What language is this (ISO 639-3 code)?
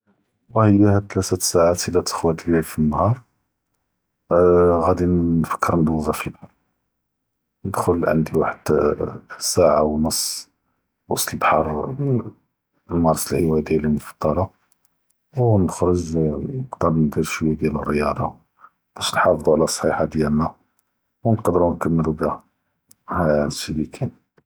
jrb